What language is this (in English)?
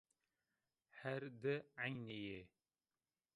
Zaza